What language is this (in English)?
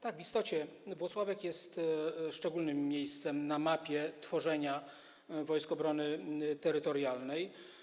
Polish